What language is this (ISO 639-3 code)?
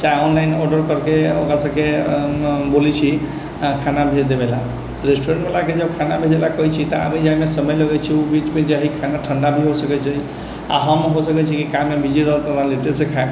mai